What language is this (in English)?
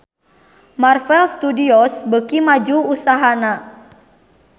Sundanese